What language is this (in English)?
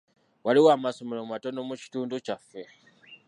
Ganda